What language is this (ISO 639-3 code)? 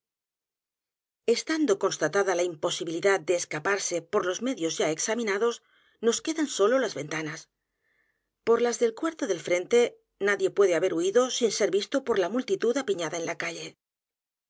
spa